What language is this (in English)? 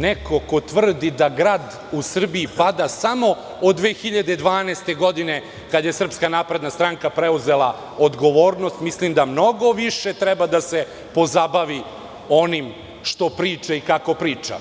Serbian